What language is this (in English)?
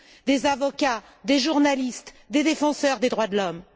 French